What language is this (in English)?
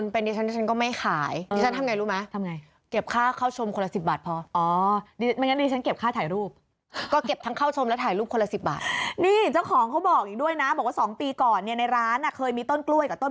Thai